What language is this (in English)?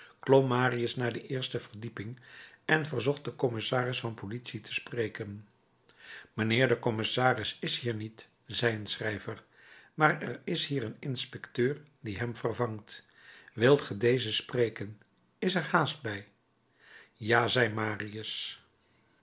Dutch